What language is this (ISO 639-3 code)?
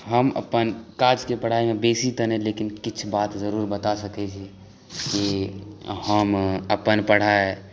mai